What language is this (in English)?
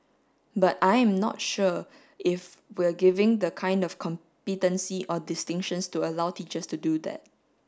English